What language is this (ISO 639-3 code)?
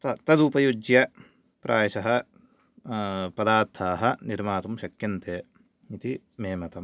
san